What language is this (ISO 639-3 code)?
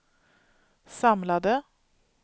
swe